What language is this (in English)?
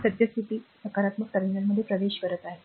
Marathi